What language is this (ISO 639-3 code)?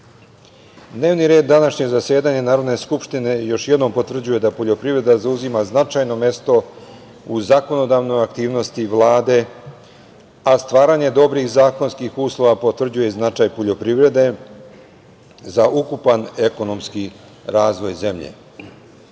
srp